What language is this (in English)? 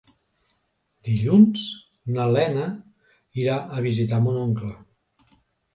Catalan